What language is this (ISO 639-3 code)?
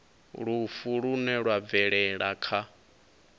ven